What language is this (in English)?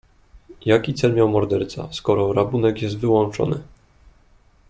Polish